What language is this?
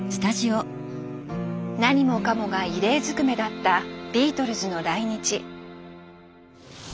Japanese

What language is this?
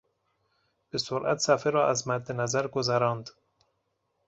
Persian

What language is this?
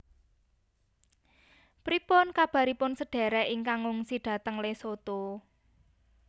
Javanese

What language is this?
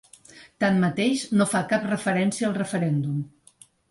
Catalan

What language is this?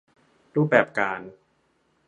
Thai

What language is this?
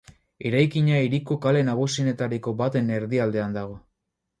Basque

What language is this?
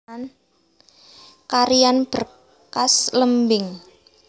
Javanese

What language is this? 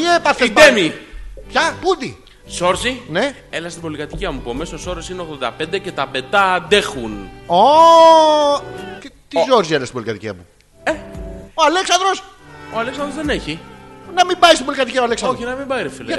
Greek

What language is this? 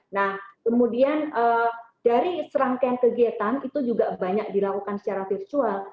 Indonesian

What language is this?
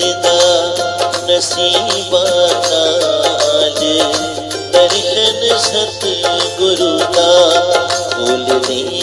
Hindi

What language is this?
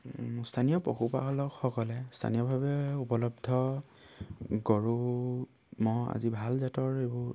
Assamese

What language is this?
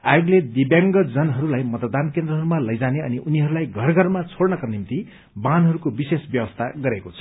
Nepali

